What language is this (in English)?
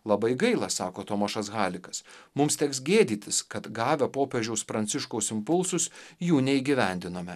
Lithuanian